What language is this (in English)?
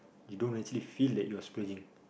English